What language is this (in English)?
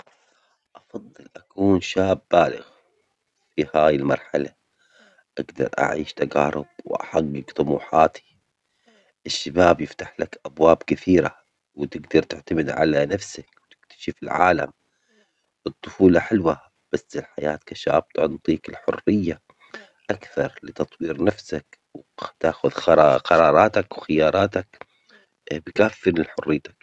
Omani Arabic